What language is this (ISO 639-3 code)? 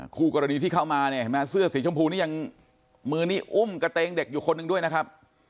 tha